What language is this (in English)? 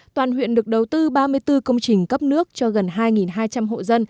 Vietnamese